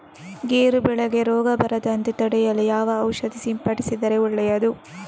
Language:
Kannada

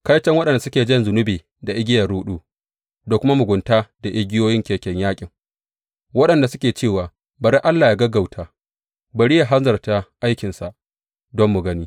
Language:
Hausa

